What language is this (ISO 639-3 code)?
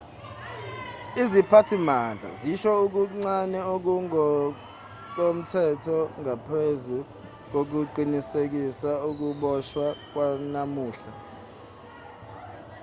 zul